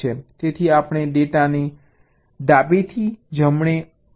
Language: Gujarati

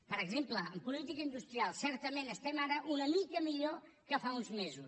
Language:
Catalan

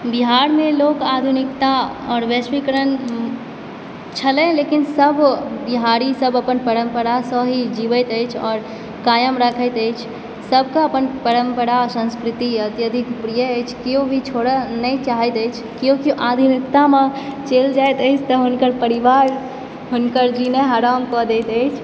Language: Maithili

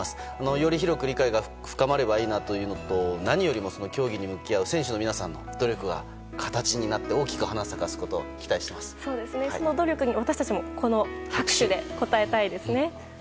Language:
Japanese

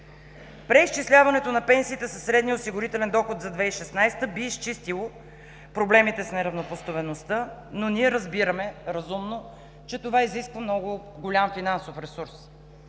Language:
Bulgarian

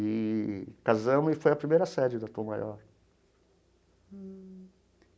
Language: Portuguese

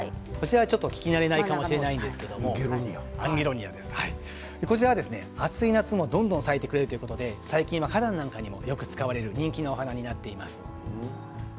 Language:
Japanese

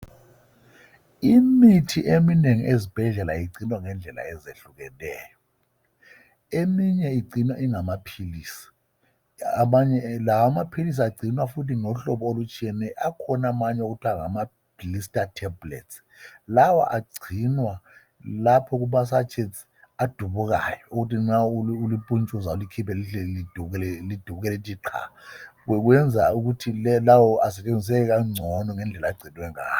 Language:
North Ndebele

